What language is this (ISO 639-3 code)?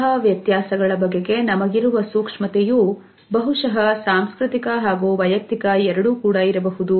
kan